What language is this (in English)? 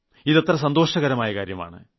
Malayalam